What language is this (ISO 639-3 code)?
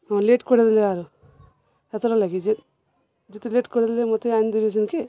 ori